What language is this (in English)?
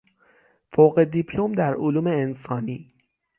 Persian